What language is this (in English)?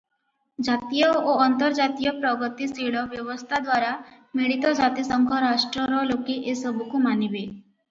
Odia